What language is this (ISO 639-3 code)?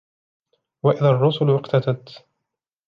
ara